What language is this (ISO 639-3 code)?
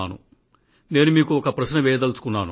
tel